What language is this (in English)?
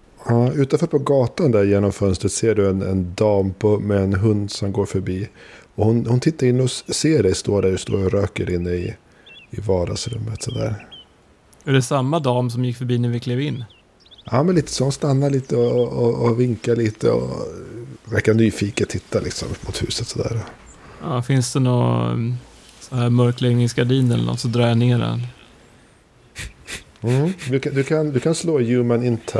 Swedish